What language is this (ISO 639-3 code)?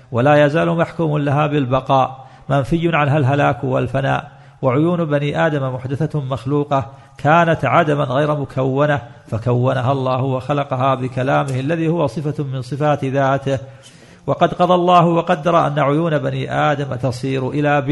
ara